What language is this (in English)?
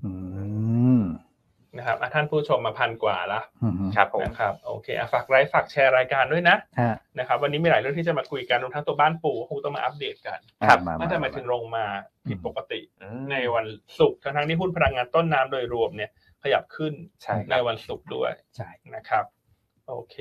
Thai